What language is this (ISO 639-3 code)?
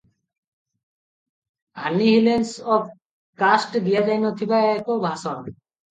ori